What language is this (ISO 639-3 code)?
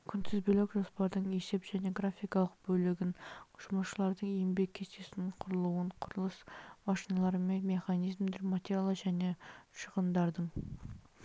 kaz